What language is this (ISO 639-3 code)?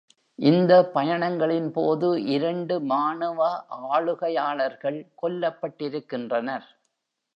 tam